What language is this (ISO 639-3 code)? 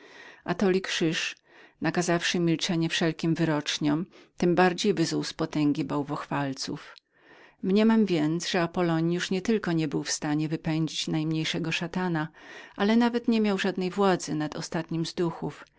pol